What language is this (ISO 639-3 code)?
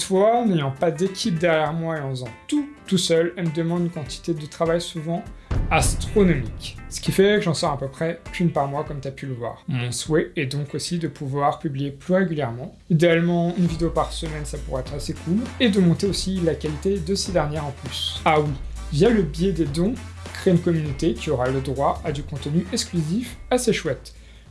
fra